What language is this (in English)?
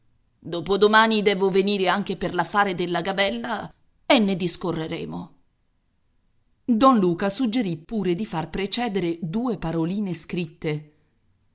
Italian